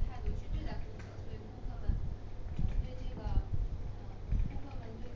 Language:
Chinese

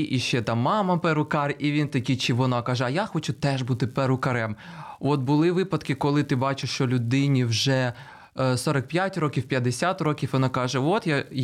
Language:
Ukrainian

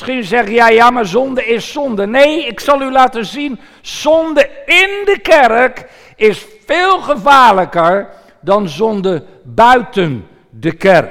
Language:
Dutch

